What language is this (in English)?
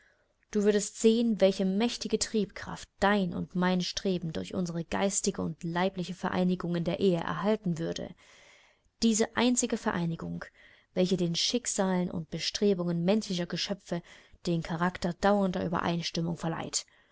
German